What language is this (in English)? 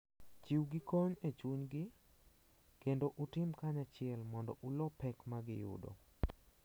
Luo (Kenya and Tanzania)